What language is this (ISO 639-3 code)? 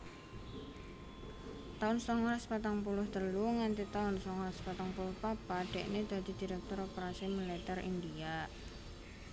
jav